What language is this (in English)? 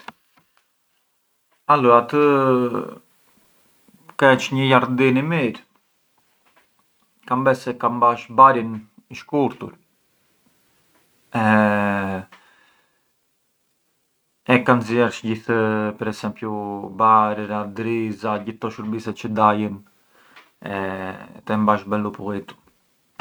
Arbëreshë Albanian